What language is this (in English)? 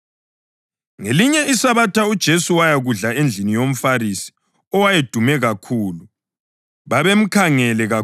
North Ndebele